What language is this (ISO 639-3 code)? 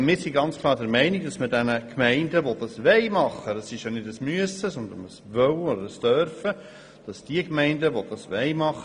gsw